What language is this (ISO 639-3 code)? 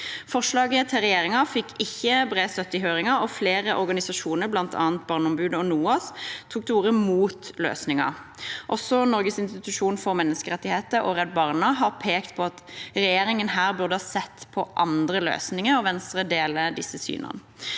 nor